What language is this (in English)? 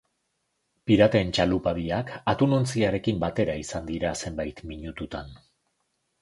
Basque